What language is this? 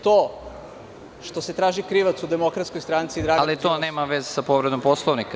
Serbian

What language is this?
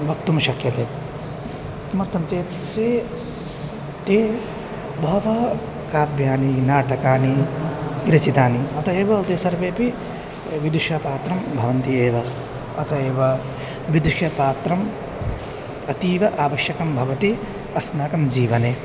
Sanskrit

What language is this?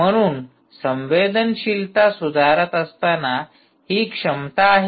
Marathi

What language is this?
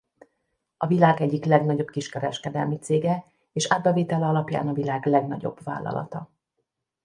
Hungarian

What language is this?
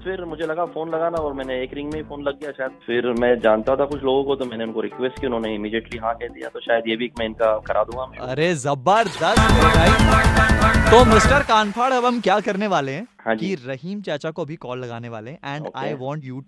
Hindi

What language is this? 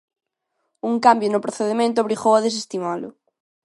Galician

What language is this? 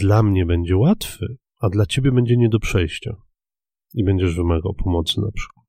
Polish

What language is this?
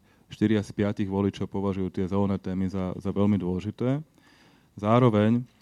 Slovak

